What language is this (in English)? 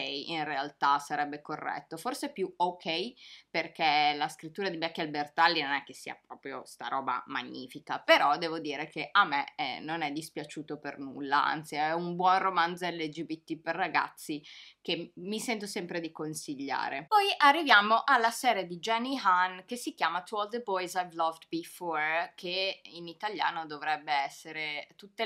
Italian